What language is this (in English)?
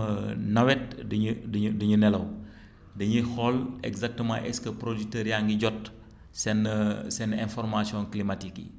Wolof